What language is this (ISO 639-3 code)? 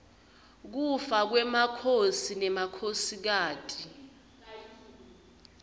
ssw